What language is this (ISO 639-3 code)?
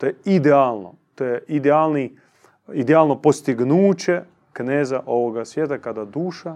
hrv